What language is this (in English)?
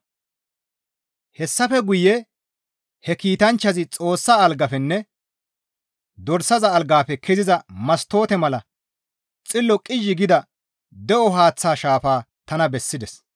Gamo